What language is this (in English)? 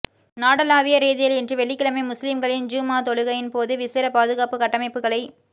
Tamil